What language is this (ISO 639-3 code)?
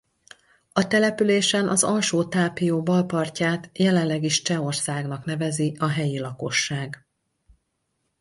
hun